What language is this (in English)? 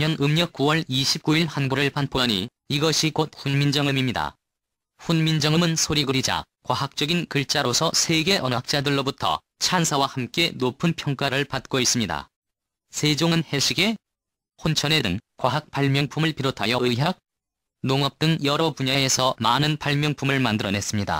Korean